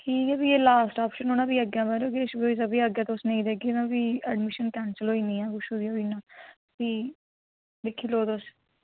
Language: Dogri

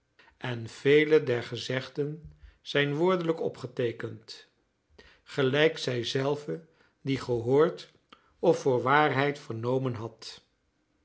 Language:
Dutch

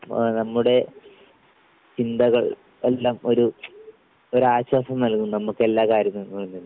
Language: Malayalam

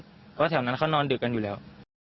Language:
Thai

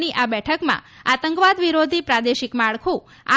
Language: Gujarati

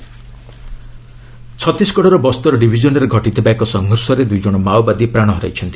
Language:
Odia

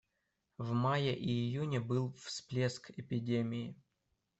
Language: Russian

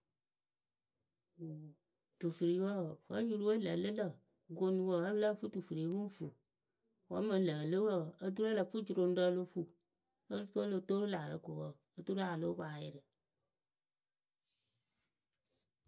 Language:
Akebu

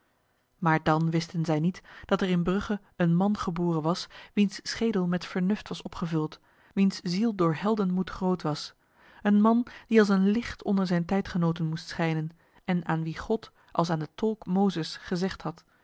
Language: Dutch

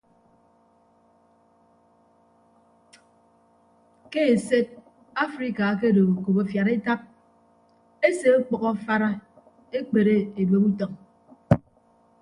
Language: Ibibio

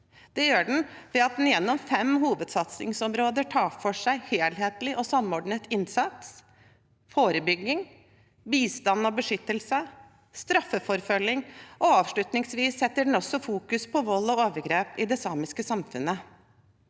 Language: Norwegian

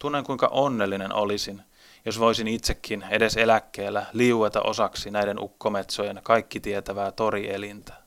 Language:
Finnish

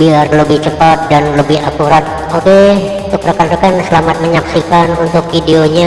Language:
Indonesian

